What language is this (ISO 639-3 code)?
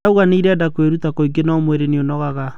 kik